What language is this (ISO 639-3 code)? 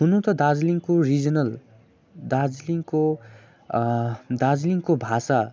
nep